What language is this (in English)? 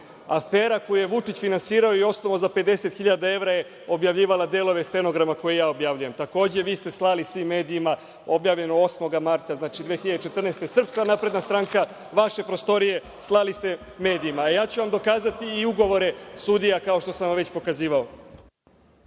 Serbian